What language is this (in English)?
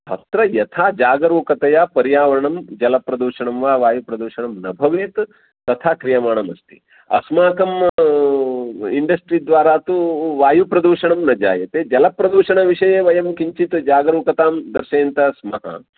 Sanskrit